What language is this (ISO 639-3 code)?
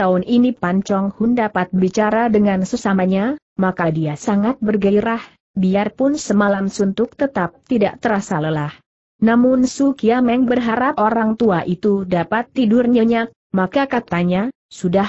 ind